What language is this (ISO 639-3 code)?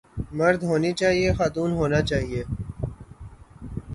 urd